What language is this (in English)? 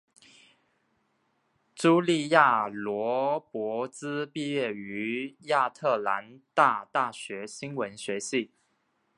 Chinese